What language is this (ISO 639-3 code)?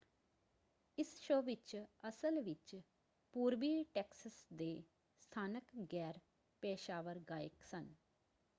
pan